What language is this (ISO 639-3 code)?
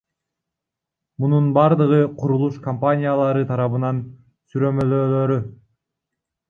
kir